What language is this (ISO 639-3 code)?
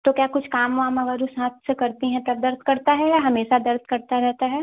hin